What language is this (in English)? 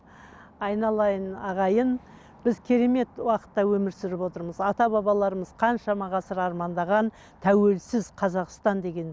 Kazakh